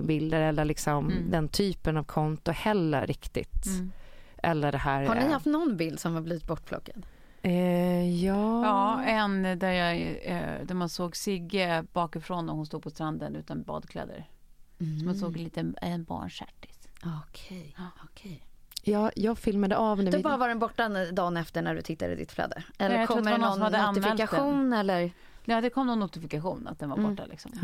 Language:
Swedish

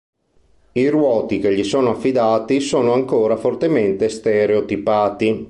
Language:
Italian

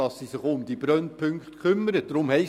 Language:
Swiss German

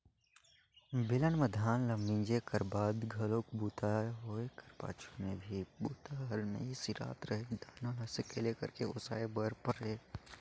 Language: Chhattisgarhi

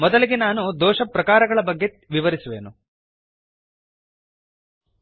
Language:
Kannada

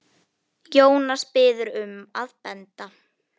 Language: Icelandic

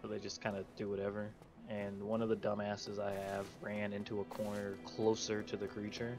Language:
English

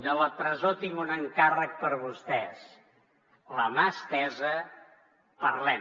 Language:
Catalan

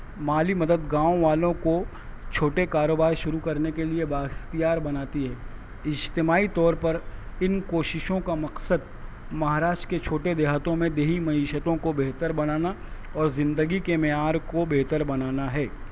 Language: Urdu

